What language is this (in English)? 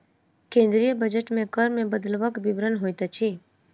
Maithili